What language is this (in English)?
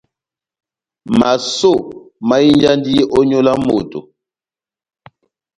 Batanga